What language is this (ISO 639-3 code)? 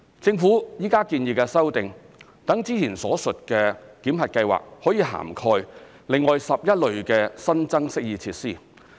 yue